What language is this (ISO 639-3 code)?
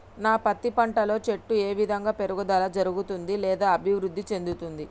tel